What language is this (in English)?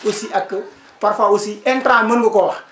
Wolof